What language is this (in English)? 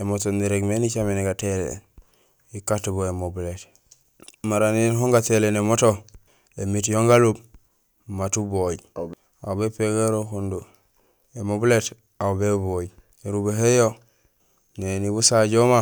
Gusilay